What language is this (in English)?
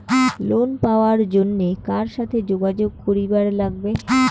Bangla